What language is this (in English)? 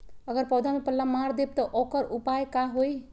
Magahi